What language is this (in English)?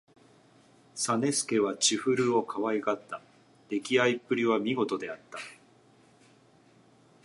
Japanese